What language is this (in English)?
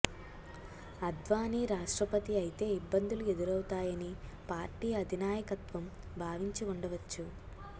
Telugu